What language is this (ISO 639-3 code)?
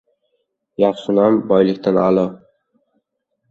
uzb